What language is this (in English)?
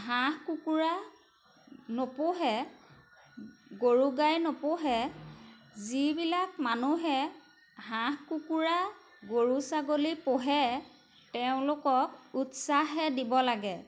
Assamese